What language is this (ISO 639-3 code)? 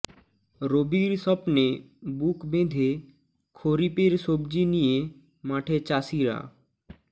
ben